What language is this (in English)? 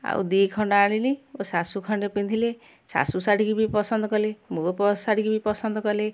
Odia